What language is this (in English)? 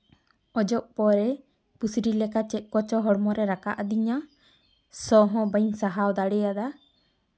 Santali